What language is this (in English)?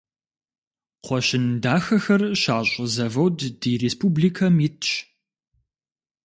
Kabardian